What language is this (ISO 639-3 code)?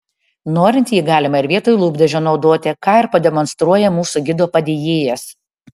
lit